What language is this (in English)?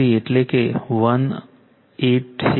Gujarati